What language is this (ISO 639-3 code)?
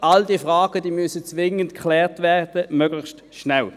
gsw